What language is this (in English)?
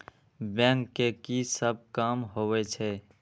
Maithili